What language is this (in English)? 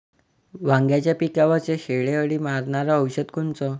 Marathi